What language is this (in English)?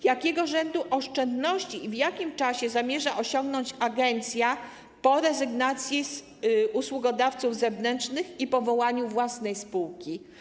Polish